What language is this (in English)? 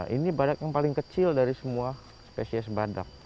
Indonesian